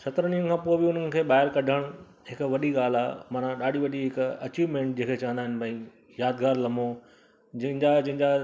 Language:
Sindhi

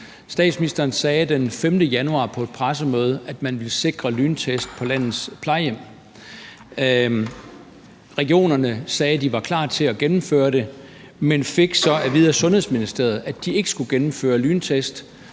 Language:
Danish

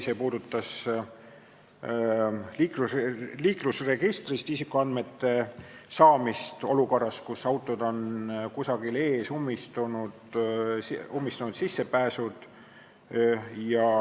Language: Estonian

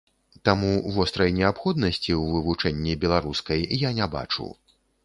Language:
Belarusian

